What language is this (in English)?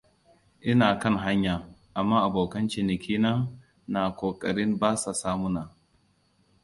Hausa